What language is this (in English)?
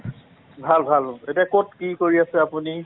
Assamese